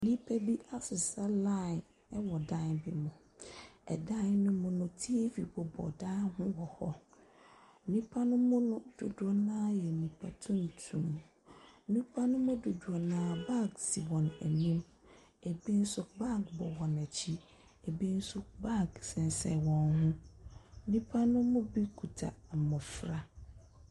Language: Akan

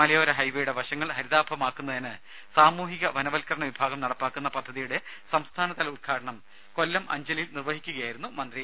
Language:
Malayalam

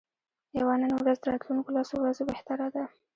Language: Pashto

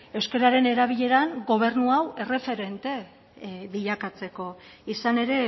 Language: Basque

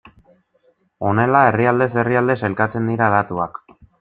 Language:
Basque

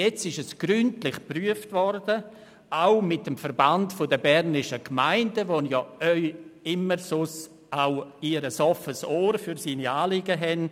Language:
Swiss German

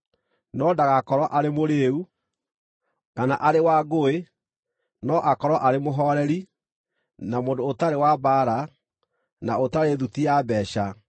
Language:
Kikuyu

